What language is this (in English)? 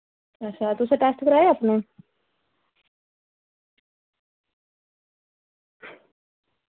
Dogri